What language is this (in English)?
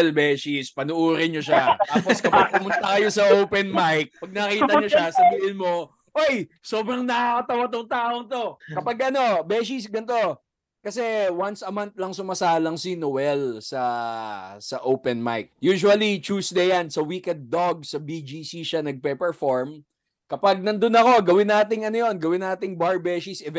Filipino